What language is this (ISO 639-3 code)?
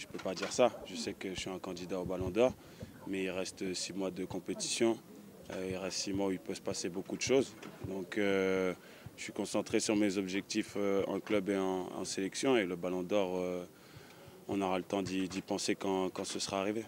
fra